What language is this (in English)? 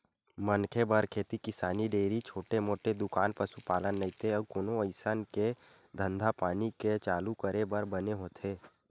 Chhattisgarhi